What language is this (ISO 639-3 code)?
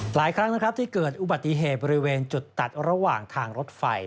tha